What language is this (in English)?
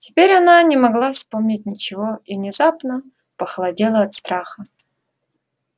Russian